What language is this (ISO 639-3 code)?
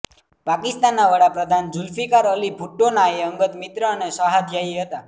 guj